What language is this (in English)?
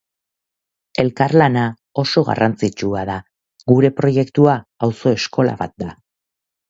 Basque